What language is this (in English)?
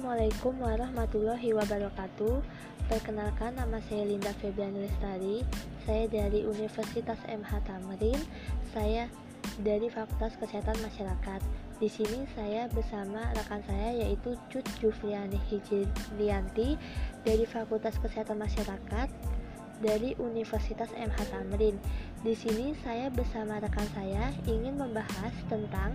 Indonesian